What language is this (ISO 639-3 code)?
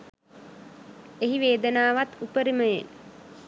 sin